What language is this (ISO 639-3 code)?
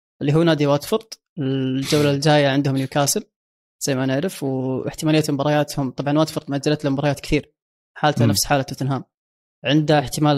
ara